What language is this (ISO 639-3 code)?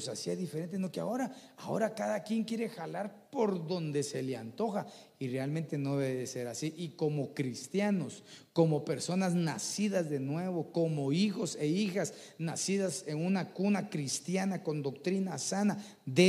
spa